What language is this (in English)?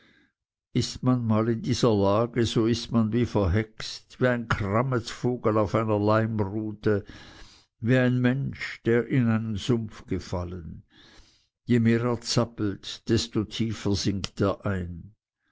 German